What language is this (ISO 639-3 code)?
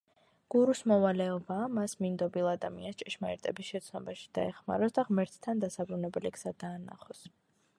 kat